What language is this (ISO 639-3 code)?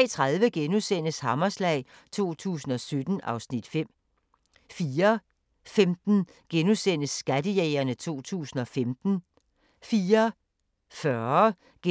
dan